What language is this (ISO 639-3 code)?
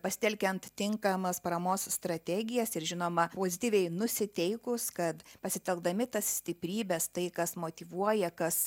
lit